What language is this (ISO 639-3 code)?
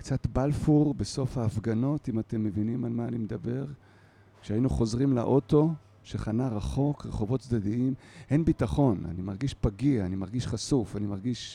heb